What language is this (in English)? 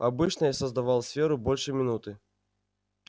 Russian